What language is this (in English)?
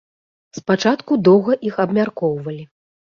Belarusian